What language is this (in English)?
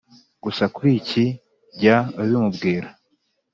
Kinyarwanda